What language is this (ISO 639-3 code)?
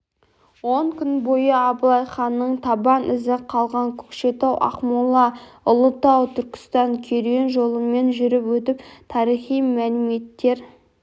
kaz